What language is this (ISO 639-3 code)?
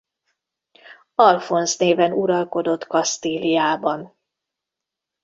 hun